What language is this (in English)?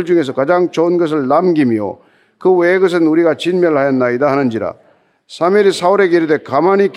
Korean